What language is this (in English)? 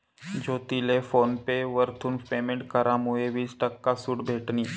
Marathi